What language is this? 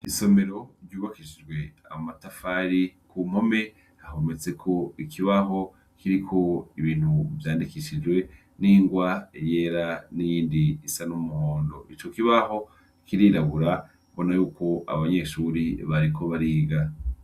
Rundi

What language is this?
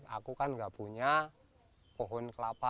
Indonesian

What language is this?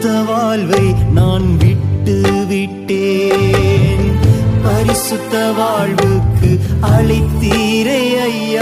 Urdu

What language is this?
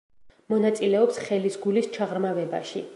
Georgian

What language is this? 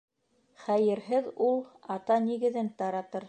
Bashkir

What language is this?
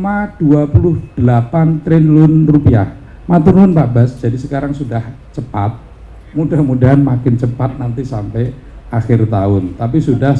Indonesian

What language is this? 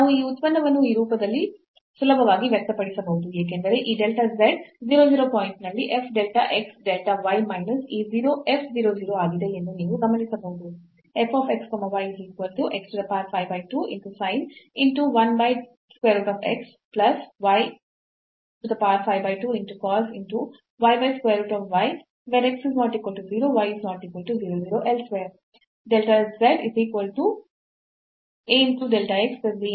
Kannada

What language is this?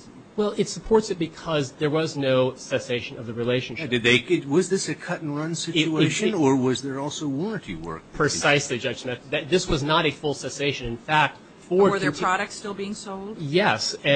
English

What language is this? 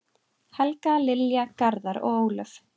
Icelandic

